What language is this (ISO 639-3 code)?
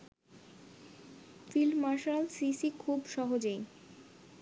ben